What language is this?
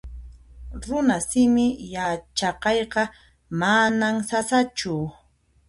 Puno Quechua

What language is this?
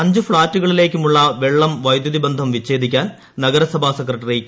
Malayalam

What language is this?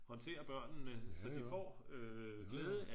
Danish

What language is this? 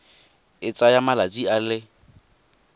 Tswana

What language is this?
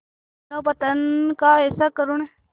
Hindi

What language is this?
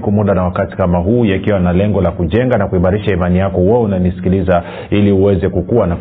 Swahili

